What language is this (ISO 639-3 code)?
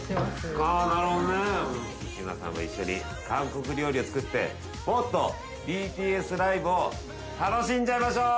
jpn